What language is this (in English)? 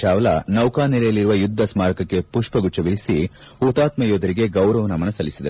Kannada